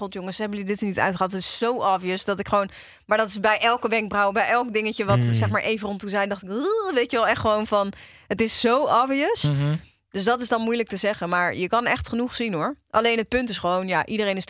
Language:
Dutch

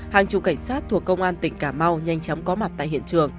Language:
Vietnamese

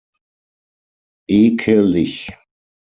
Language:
German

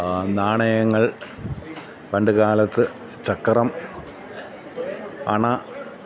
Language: Malayalam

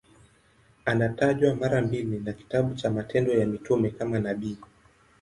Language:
Swahili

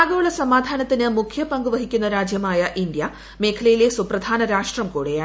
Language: Malayalam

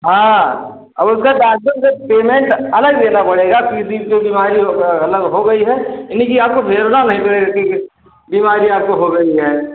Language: Hindi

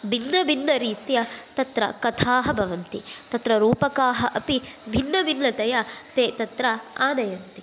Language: Sanskrit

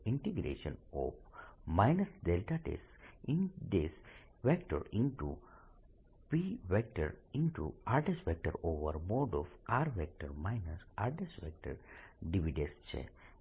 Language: Gujarati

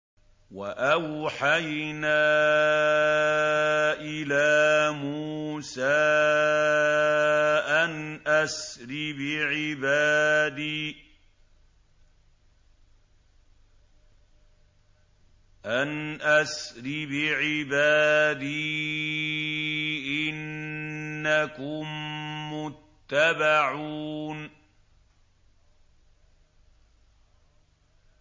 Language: Arabic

